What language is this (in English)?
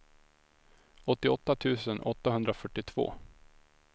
Swedish